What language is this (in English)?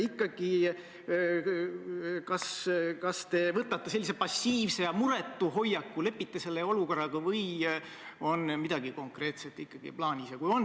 Estonian